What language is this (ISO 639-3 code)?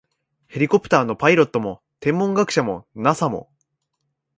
jpn